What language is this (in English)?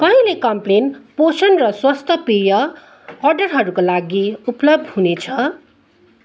Nepali